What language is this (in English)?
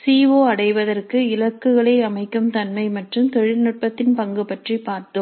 Tamil